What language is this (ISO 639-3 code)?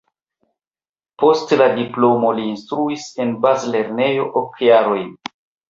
epo